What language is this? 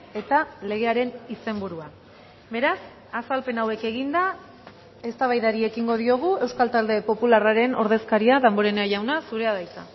Basque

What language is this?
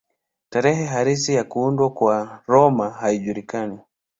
Swahili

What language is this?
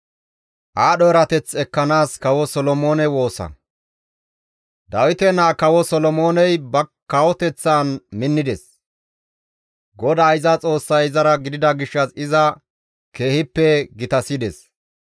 Gamo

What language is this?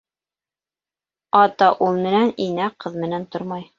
Bashkir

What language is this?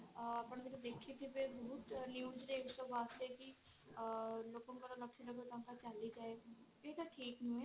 Odia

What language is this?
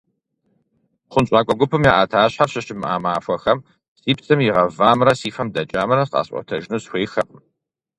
Kabardian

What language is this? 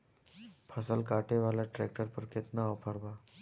Bhojpuri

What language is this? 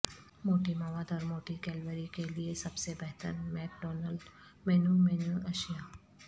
Urdu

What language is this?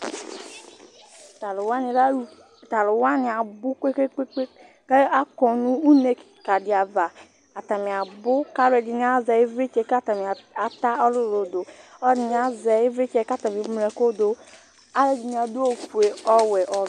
Ikposo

